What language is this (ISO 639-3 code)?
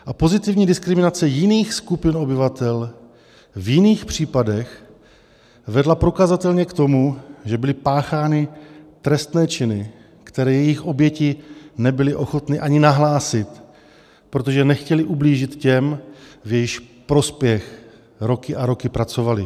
ces